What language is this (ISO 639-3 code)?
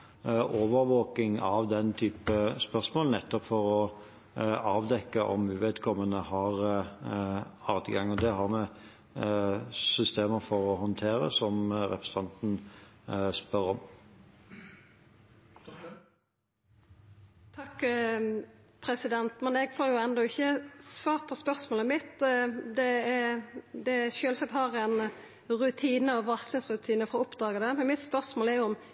nor